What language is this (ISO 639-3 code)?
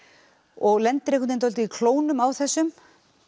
isl